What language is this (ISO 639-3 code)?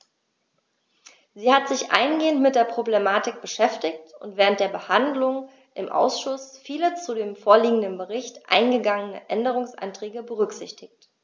deu